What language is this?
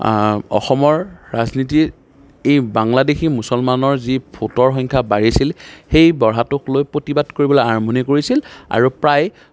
Assamese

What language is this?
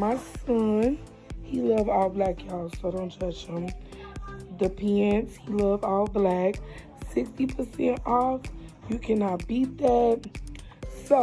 English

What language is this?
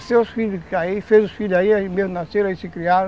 Portuguese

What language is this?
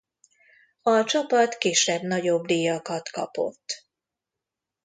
Hungarian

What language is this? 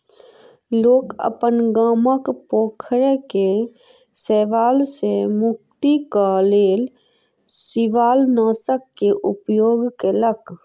Maithili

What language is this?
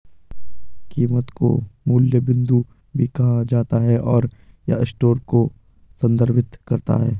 Hindi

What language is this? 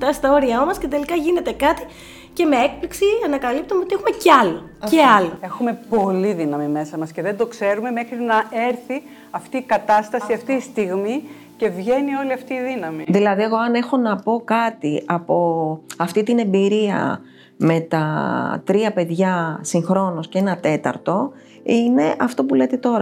Greek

